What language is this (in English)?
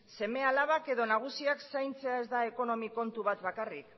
Basque